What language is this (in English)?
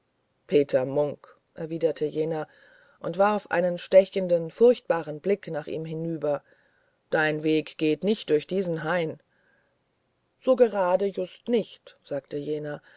German